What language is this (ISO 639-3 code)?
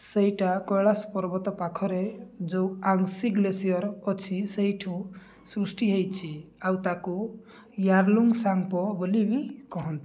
ori